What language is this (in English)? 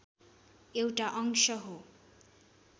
Nepali